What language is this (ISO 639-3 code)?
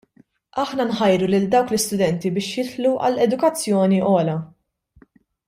mlt